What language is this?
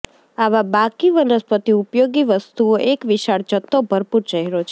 Gujarati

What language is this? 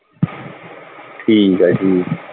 Punjabi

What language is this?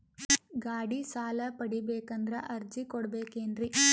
Kannada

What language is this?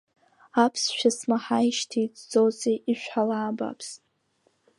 Abkhazian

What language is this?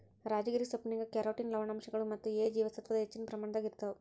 Kannada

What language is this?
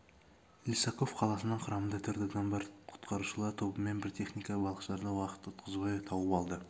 Kazakh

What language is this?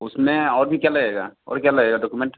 Hindi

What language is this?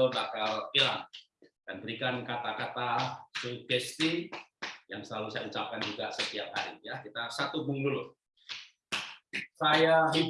Indonesian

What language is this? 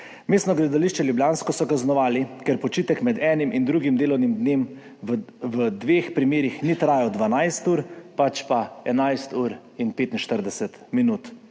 Slovenian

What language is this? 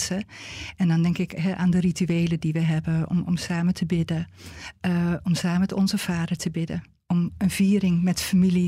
Dutch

